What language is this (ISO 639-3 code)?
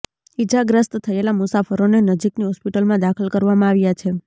guj